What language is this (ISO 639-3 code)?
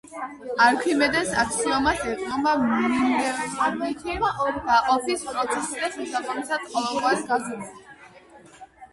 kat